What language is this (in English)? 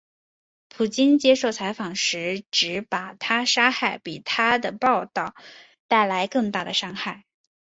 Chinese